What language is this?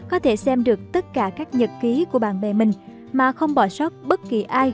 Vietnamese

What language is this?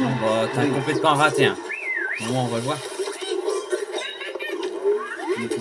French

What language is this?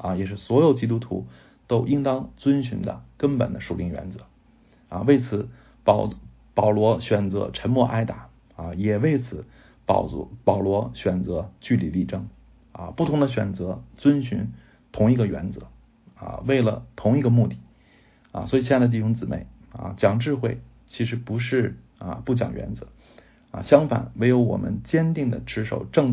Chinese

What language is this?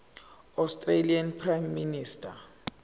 Zulu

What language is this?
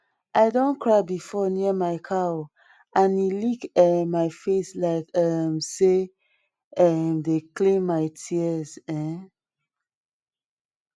Nigerian Pidgin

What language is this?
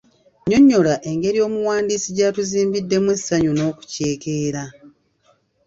Ganda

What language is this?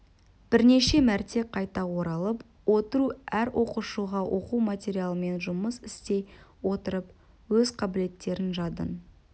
Kazakh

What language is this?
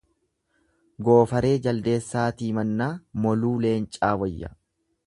Oromo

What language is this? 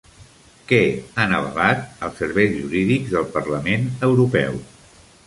Catalan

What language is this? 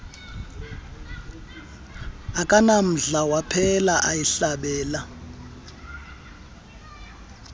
Xhosa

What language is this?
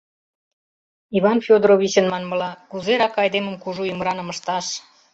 Mari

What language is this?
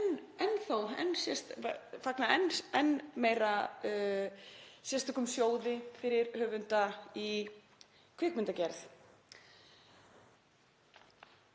Icelandic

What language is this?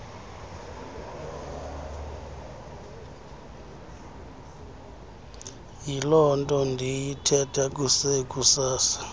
Xhosa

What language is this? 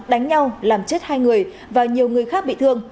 Vietnamese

